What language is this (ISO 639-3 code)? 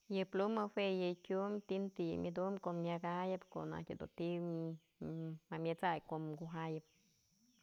mzl